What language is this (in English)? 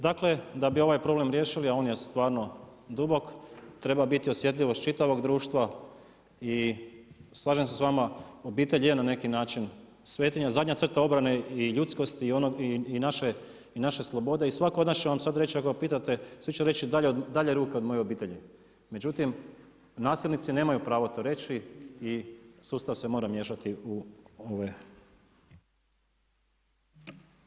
Croatian